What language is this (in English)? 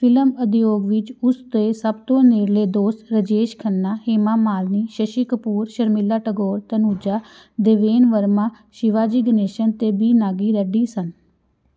Punjabi